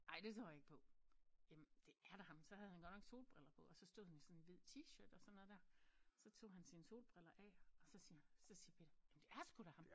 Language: Danish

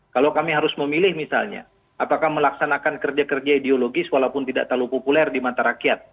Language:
Indonesian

